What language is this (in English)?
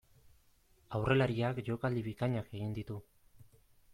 Basque